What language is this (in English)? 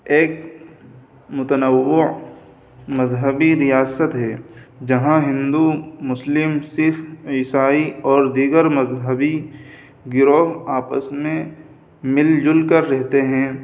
Urdu